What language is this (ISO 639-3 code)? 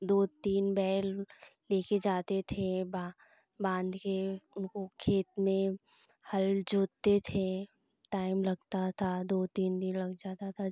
hin